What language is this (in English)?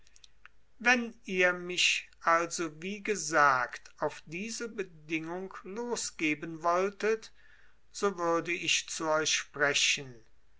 German